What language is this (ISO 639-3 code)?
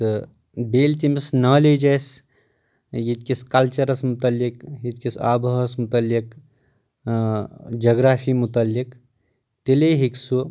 kas